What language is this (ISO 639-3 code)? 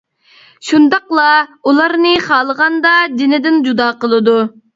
uig